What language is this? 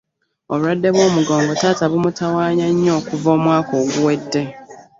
Ganda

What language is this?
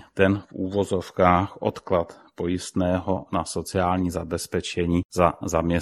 Czech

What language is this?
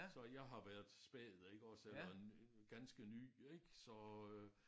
Danish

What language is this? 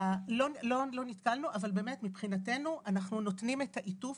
Hebrew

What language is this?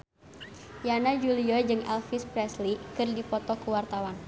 Sundanese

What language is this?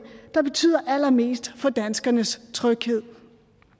Danish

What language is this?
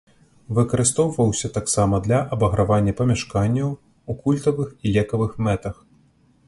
Belarusian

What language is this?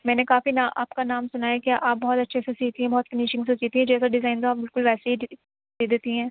Urdu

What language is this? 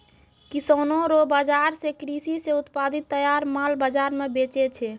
Maithili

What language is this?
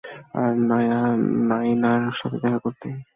Bangla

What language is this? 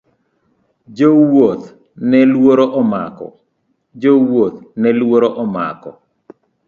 Luo (Kenya and Tanzania)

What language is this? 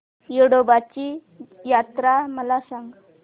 Marathi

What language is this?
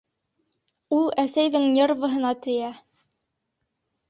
Bashkir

